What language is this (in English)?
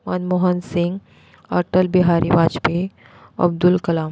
Konkani